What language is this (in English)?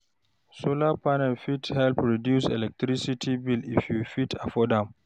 Nigerian Pidgin